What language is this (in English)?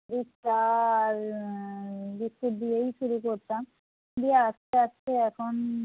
Bangla